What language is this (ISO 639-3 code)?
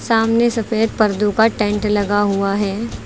hin